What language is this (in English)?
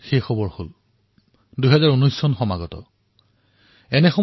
Assamese